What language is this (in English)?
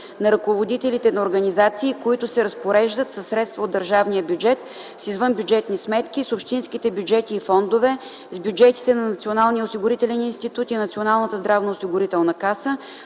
Bulgarian